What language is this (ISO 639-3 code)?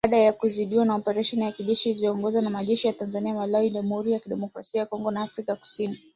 swa